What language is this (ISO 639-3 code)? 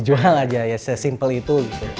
ind